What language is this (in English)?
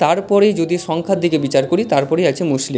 Bangla